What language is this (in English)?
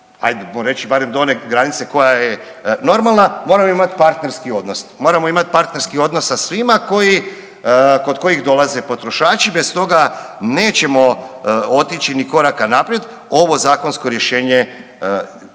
Croatian